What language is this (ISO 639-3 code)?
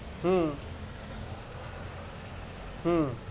ben